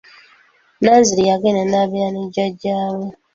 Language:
Ganda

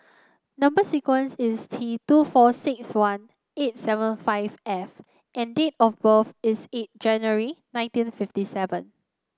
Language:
English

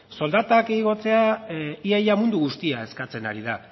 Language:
Basque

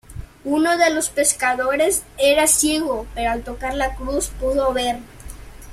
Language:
Spanish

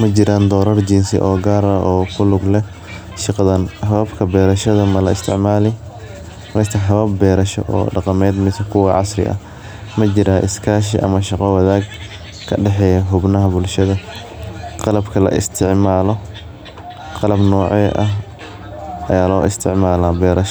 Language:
Somali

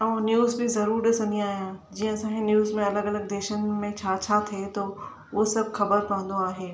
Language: Sindhi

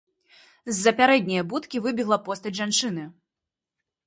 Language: Belarusian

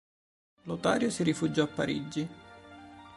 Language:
Italian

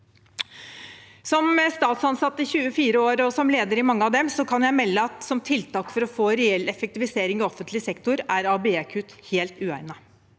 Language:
Norwegian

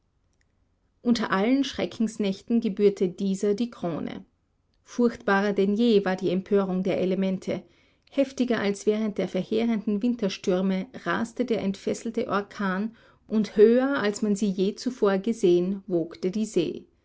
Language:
German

